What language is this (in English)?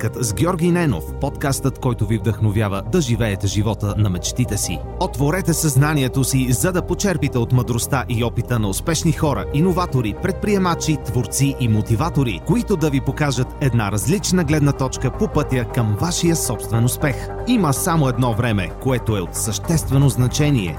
Bulgarian